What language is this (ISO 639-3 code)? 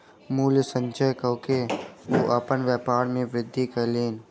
mai